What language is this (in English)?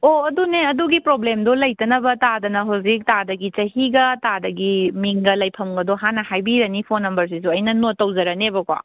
Manipuri